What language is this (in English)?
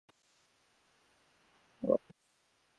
Bangla